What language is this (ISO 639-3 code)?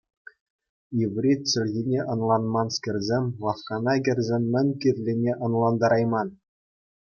chv